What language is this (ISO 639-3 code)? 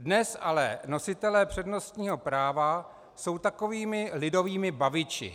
ces